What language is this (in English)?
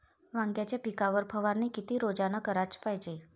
Marathi